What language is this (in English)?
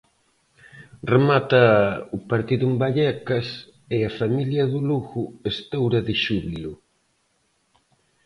Galician